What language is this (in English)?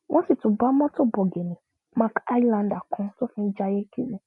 Yoruba